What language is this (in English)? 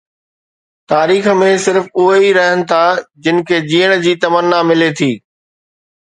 Sindhi